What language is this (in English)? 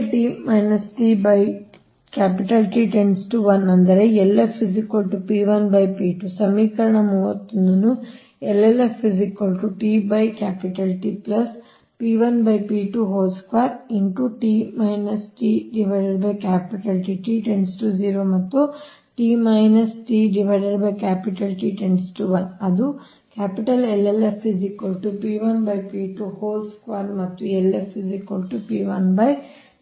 Kannada